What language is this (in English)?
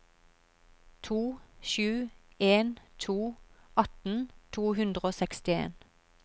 Norwegian